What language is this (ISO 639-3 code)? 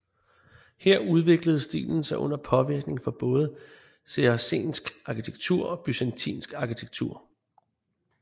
dan